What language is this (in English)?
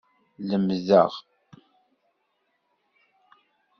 Kabyle